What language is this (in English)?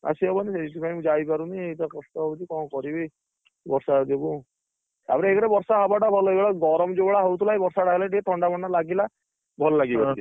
Odia